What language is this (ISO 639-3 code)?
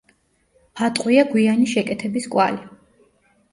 kat